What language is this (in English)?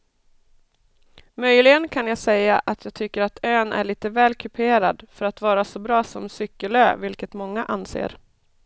Swedish